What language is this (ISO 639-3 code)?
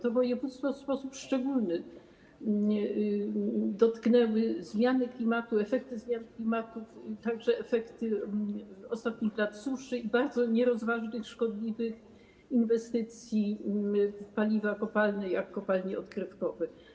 pol